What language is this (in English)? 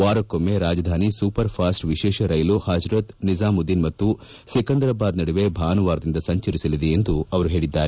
Kannada